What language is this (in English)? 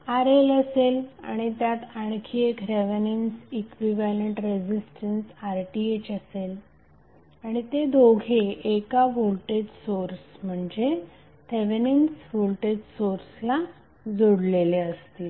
Marathi